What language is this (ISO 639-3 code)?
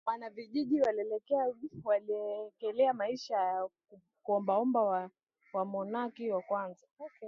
swa